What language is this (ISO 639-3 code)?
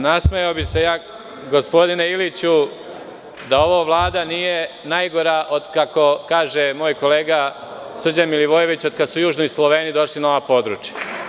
srp